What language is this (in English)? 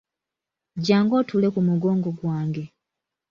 Ganda